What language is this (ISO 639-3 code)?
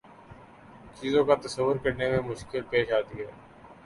urd